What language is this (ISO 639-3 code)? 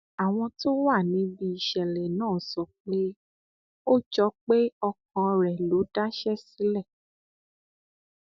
yor